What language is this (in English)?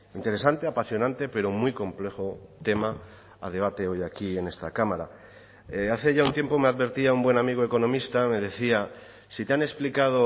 Spanish